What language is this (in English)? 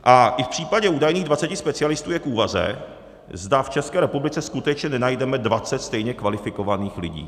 Czech